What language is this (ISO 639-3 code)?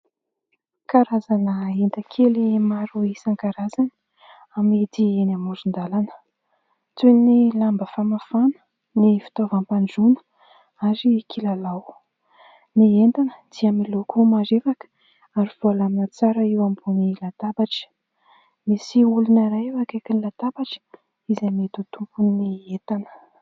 mlg